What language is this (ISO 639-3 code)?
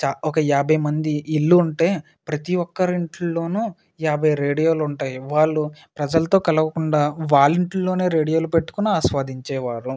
tel